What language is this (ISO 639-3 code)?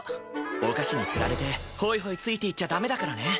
jpn